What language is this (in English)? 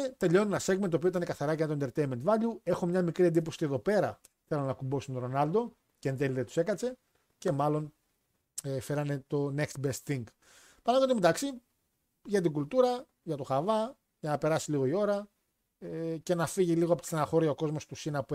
Greek